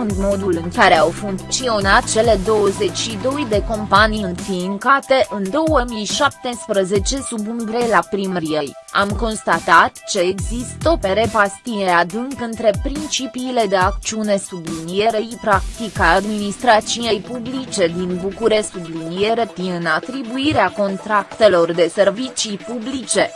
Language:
Romanian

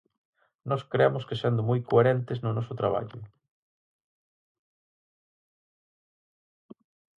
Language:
Galician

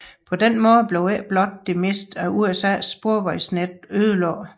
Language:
Danish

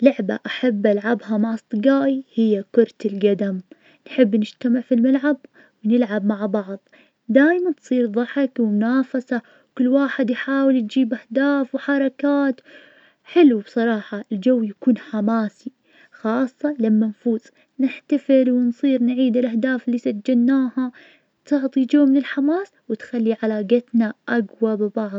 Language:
Najdi Arabic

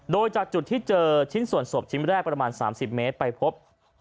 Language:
Thai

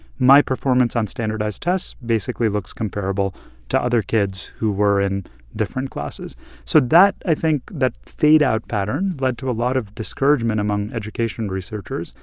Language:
English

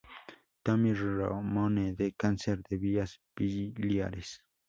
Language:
Spanish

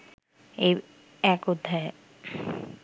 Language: Bangla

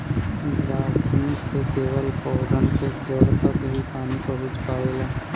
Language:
Bhojpuri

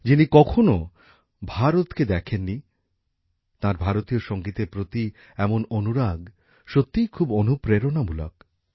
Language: Bangla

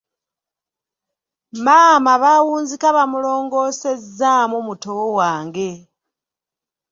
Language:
Ganda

